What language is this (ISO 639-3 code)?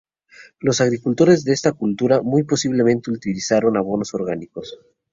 spa